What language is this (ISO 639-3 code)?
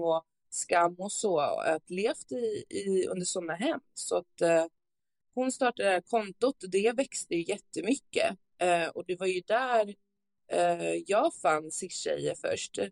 swe